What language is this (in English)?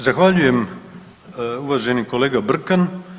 Croatian